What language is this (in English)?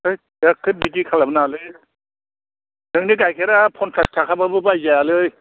Bodo